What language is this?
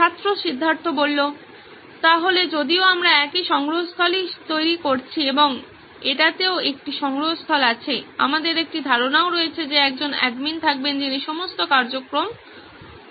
Bangla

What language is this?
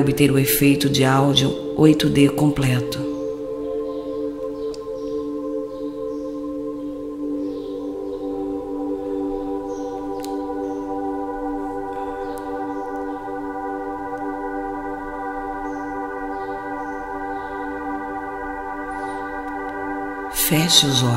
Portuguese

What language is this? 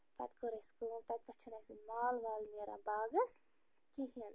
Kashmiri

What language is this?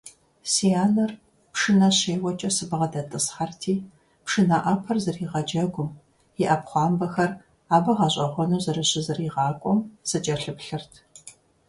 Kabardian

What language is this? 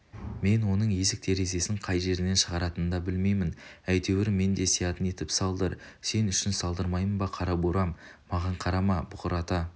Kazakh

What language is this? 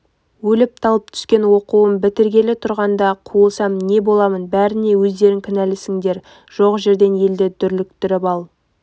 Kazakh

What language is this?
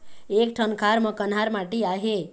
Chhattisgarhi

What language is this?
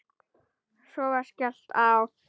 Icelandic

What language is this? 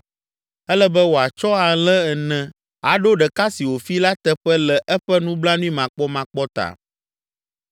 Ewe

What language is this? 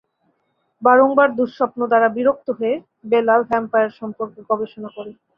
Bangla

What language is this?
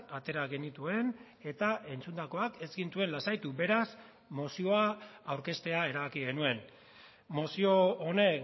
Basque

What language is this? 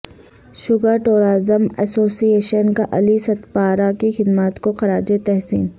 Urdu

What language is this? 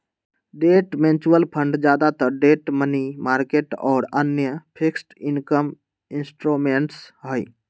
Magahi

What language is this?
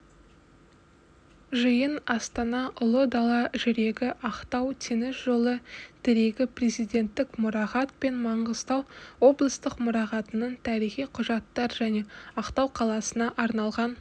Kazakh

